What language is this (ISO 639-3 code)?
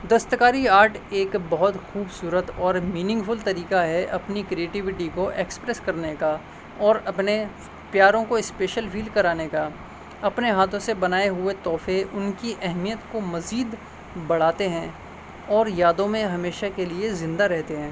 urd